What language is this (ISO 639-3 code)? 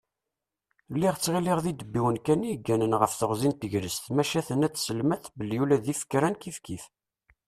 kab